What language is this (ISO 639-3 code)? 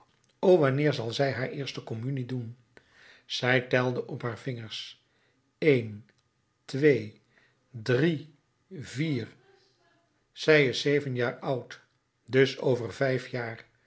nld